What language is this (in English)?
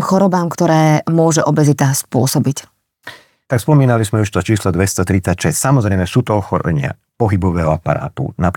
Slovak